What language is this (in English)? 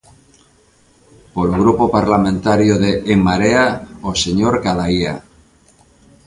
Galician